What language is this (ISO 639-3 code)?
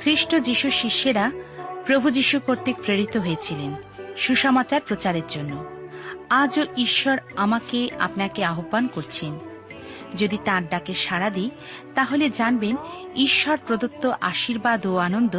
ben